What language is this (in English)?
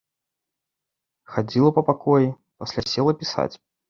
Belarusian